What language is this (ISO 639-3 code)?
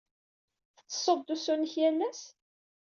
kab